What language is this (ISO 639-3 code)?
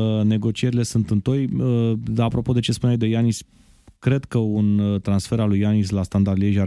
ron